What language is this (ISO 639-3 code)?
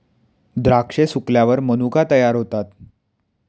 mar